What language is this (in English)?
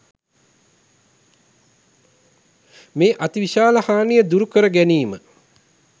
Sinhala